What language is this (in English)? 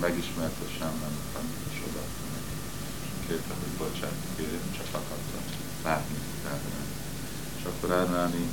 Hungarian